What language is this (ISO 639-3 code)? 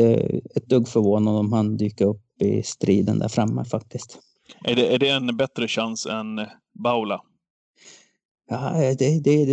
swe